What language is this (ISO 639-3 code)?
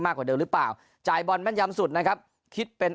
tha